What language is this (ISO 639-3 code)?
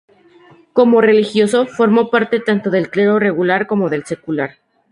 spa